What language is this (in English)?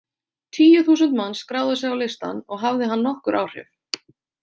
Icelandic